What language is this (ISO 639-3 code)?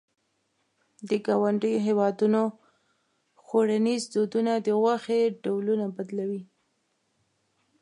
pus